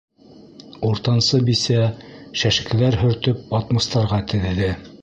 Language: Bashkir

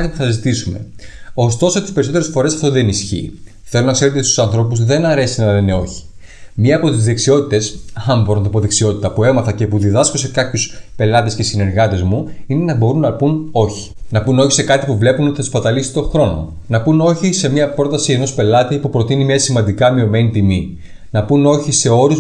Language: Greek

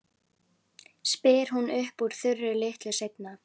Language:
Icelandic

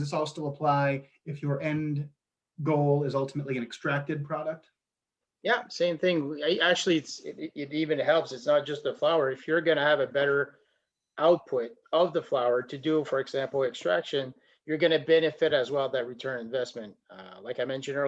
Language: English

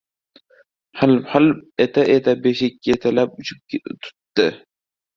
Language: Uzbek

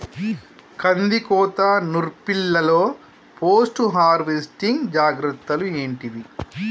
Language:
Telugu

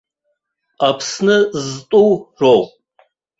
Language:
Abkhazian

